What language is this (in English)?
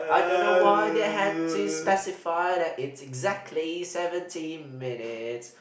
English